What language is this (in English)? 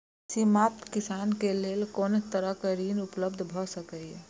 Maithili